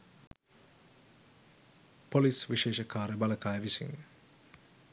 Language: Sinhala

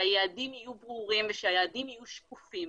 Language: Hebrew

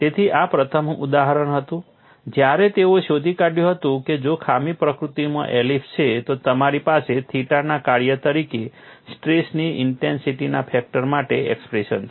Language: Gujarati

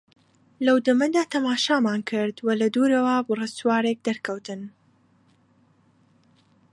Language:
Central Kurdish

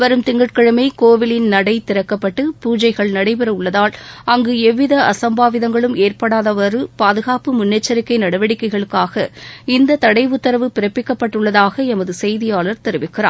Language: Tamil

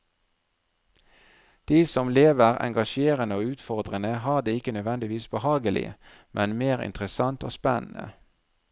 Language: Norwegian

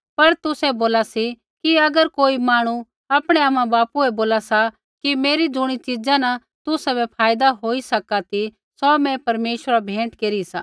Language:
Kullu Pahari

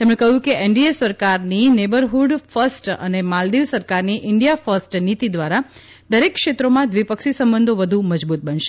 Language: Gujarati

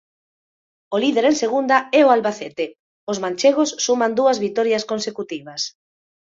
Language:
Galician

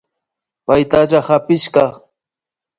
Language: Imbabura Highland Quichua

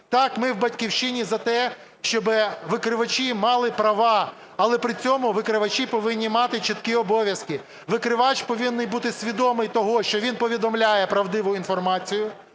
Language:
Ukrainian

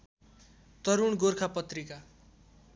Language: Nepali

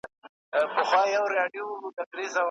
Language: Pashto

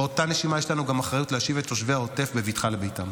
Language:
Hebrew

